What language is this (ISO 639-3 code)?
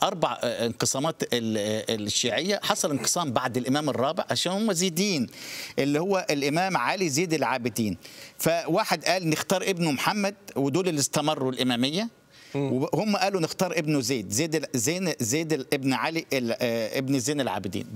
ara